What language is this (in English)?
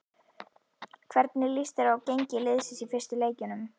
Icelandic